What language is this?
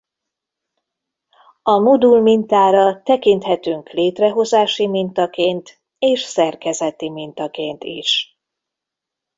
Hungarian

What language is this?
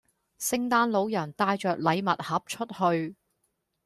Cantonese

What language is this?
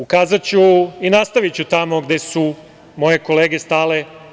Serbian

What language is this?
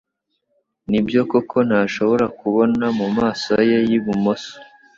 Kinyarwanda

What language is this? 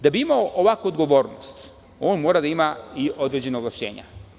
Serbian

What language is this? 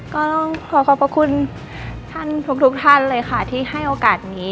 Thai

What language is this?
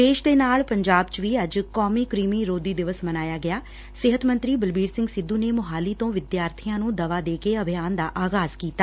Punjabi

